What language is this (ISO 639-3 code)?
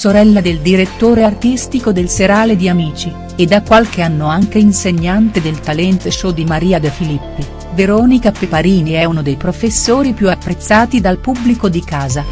ita